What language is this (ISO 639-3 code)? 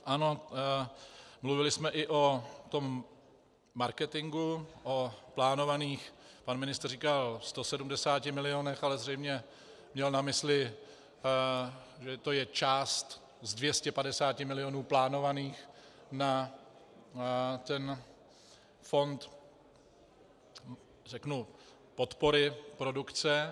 ces